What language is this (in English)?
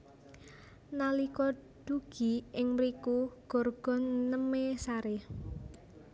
Javanese